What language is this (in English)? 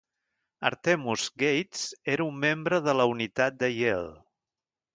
Catalan